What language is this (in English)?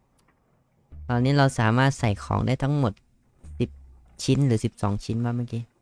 Thai